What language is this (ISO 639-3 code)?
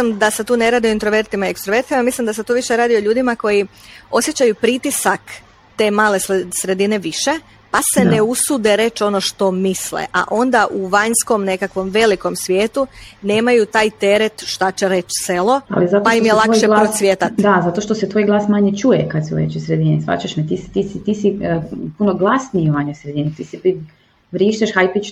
hrv